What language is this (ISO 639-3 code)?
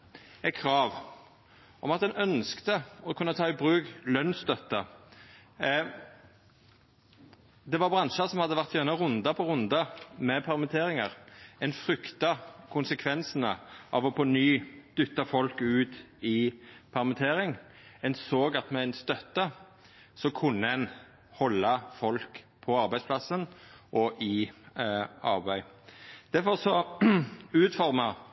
nno